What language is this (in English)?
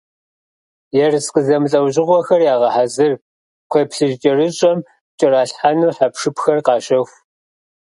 Kabardian